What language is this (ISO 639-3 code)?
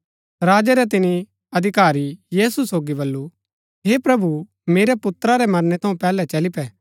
gbk